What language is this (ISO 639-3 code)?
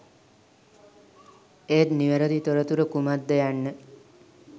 sin